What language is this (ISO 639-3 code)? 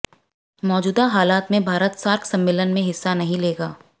hin